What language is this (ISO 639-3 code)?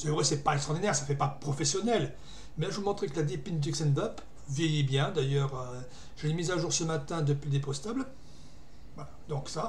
fra